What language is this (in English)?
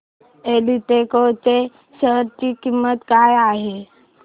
Marathi